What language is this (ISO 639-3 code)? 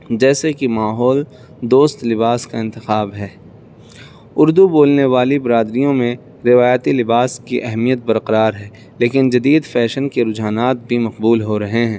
urd